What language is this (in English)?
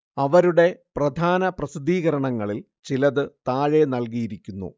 Malayalam